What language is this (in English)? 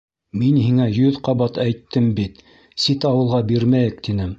Bashkir